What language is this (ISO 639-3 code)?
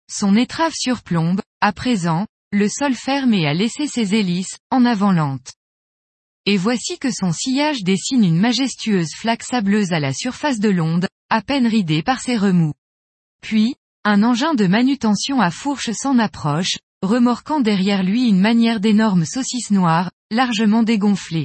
fra